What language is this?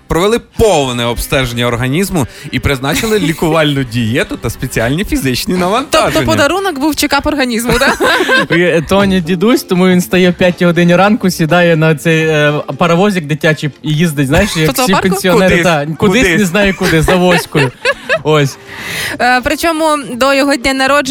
Ukrainian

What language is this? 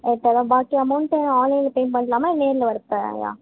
Tamil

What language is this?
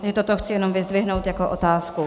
Czech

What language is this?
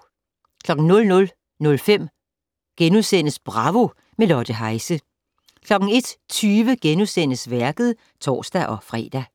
Danish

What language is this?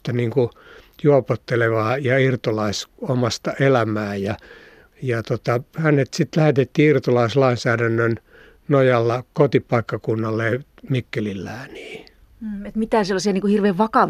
Finnish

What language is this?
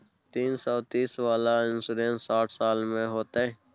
Maithili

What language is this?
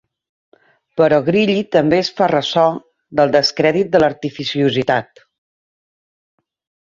Catalan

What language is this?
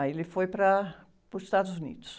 Portuguese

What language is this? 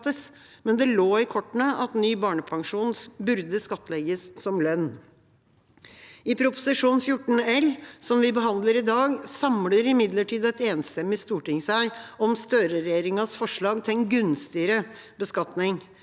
Norwegian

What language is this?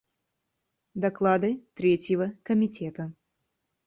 Russian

